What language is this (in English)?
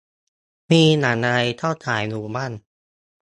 Thai